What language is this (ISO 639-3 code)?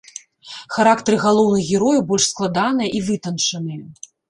bel